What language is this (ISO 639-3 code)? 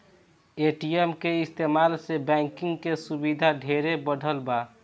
bho